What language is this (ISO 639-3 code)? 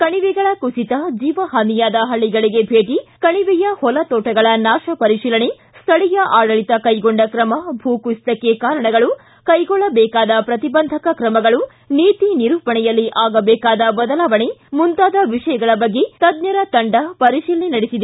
kan